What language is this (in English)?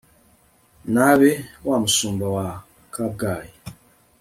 Kinyarwanda